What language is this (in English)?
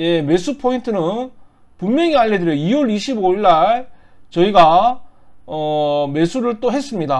Korean